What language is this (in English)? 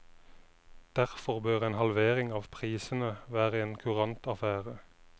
Norwegian